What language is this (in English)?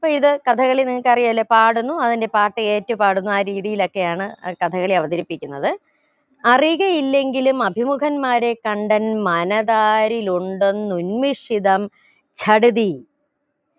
Malayalam